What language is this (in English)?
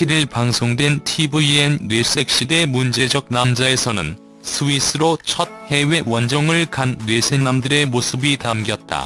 Korean